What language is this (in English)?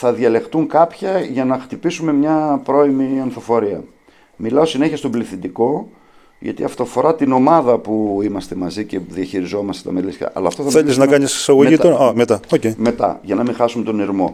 Greek